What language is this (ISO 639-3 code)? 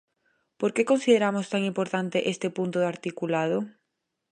glg